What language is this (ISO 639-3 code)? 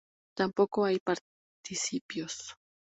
spa